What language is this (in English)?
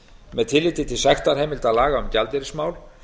Icelandic